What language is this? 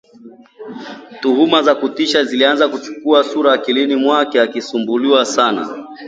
Swahili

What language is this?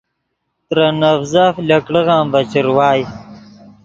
Yidgha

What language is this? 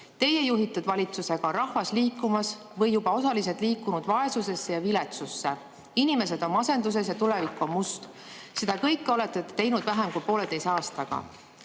Estonian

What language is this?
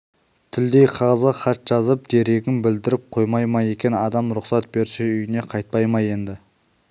Kazakh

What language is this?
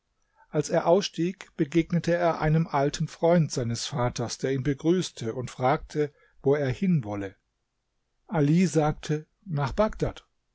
German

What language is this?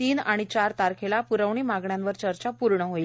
Marathi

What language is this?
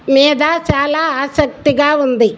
Telugu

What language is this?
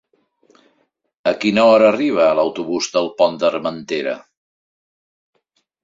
Catalan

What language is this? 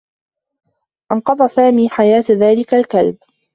Arabic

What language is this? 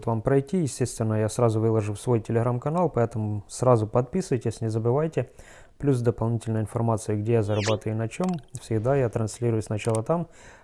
Russian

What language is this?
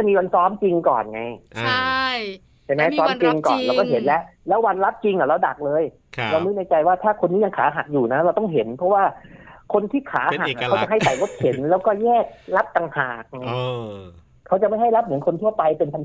Thai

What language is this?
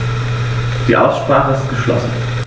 German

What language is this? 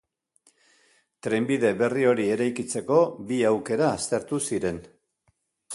Basque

